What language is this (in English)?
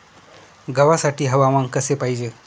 Marathi